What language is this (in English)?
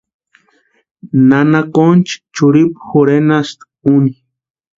Western Highland Purepecha